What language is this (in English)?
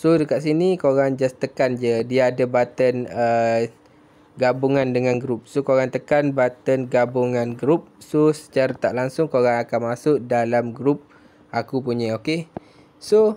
Malay